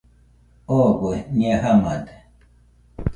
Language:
Nüpode Huitoto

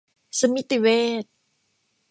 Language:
Thai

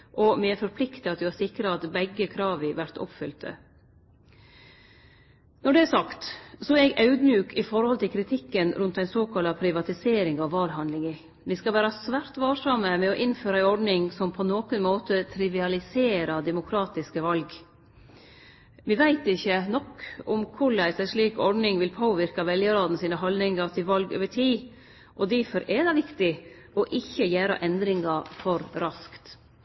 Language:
Norwegian Nynorsk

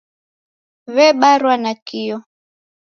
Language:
Taita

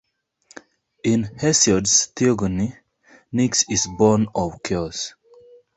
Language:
English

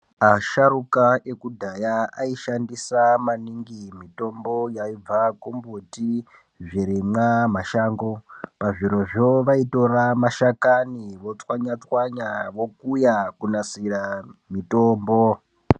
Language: Ndau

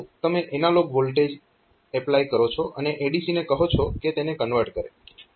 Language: Gujarati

